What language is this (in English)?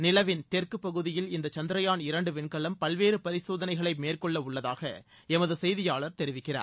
Tamil